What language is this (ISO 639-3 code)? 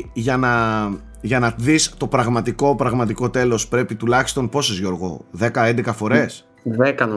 ell